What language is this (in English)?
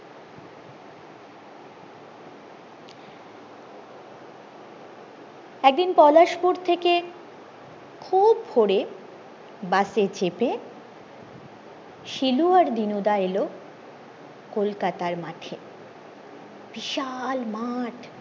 Bangla